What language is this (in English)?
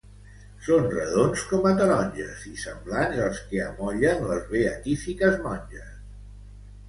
Catalan